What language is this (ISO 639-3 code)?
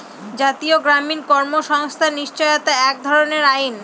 ben